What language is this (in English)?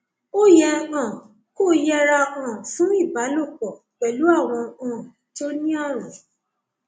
Yoruba